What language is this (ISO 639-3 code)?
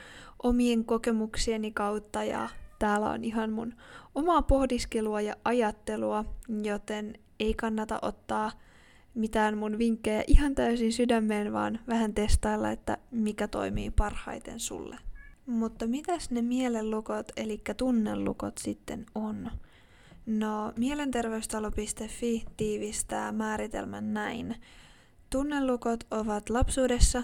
fin